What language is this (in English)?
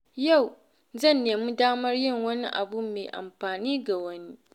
Hausa